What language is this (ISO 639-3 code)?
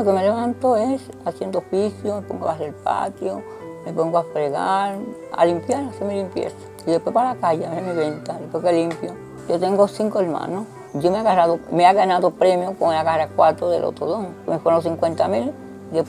spa